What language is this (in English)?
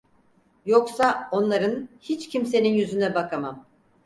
Turkish